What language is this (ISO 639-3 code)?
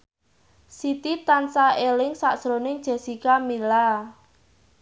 jav